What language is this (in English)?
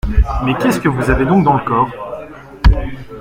French